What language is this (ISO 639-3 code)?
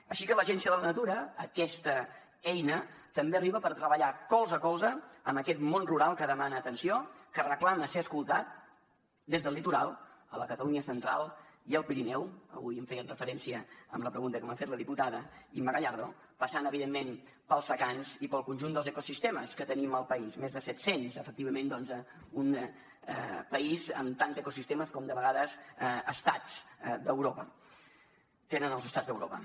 cat